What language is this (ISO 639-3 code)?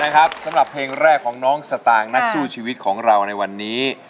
tha